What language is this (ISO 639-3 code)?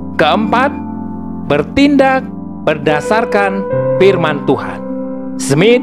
ind